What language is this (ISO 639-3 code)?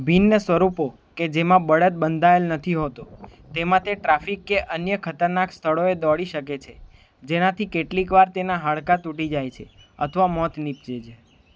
guj